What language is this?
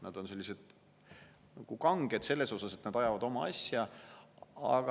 Estonian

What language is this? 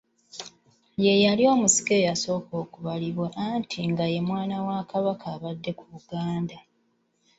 Ganda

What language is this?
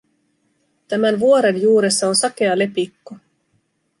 Finnish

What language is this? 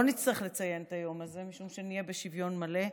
Hebrew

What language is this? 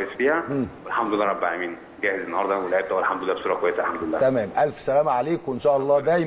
Arabic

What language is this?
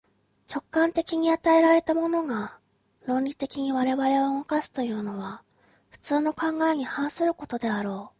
Japanese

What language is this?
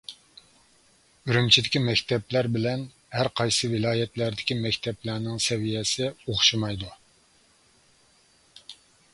Uyghur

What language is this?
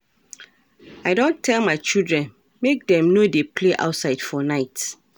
Nigerian Pidgin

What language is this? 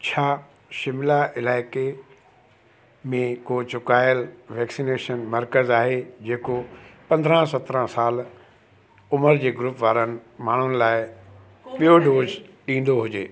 Sindhi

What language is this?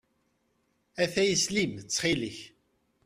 Kabyle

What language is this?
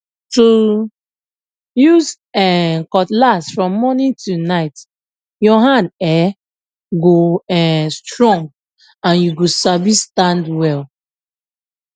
Nigerian Pidgin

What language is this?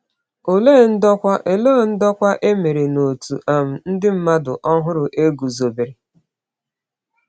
Igbo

